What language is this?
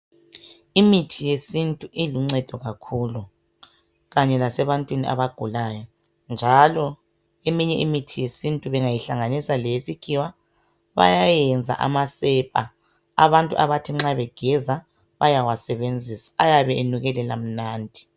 North Ndebele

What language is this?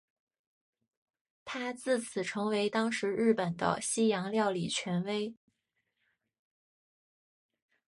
Chinese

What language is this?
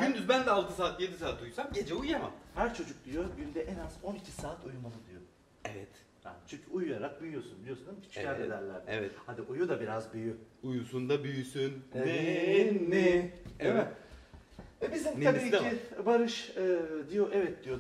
Turkish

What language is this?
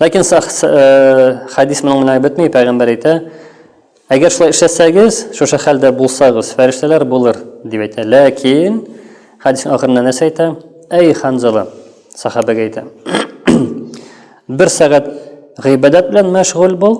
Turkish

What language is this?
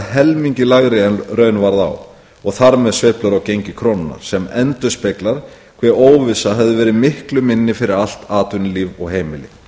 Icelandic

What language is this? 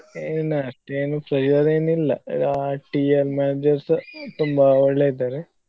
Kannada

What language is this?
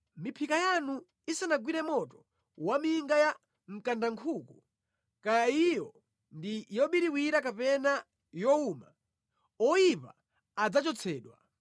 Nyanja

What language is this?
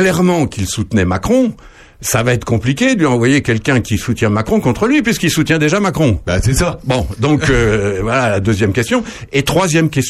French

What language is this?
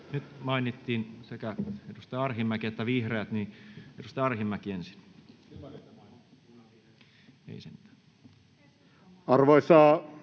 Finnish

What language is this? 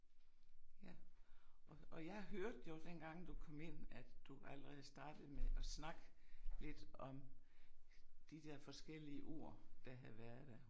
Danish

